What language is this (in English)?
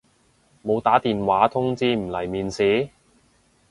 Cantonese